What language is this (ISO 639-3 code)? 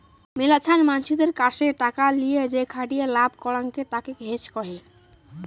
ben